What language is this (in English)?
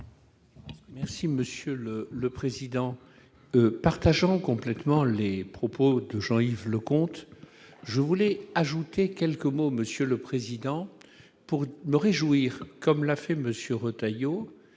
French